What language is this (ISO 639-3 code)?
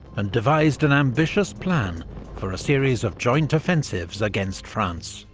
eng